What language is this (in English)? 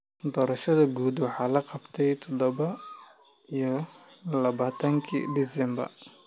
Somali